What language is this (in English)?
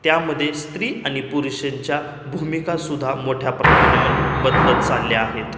Marathi